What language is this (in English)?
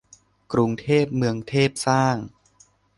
Thai